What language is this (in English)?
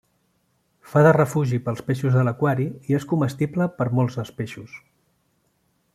Catalan